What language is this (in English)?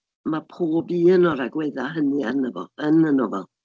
Welsh